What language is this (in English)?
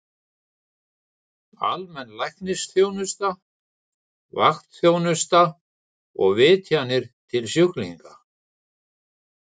Icelandic